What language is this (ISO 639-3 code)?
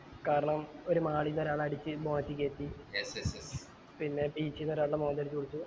mal